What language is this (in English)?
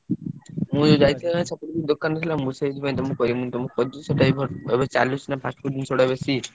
Odia